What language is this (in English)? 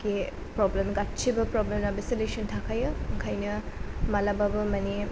Bodo